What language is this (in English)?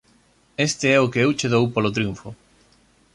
Galician